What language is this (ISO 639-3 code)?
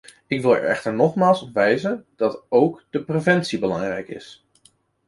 nld